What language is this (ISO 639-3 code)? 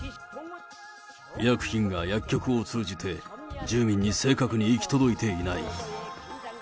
jpn